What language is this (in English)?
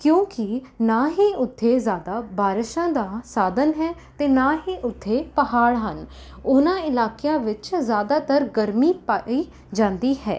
Punjabi